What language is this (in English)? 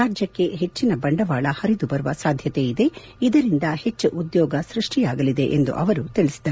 Kannada